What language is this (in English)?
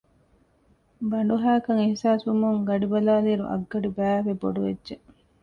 Divehi